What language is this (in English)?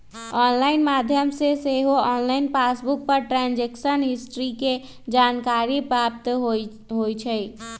Magahi